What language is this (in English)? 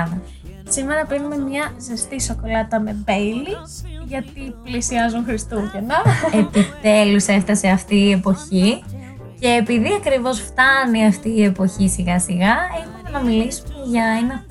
Greek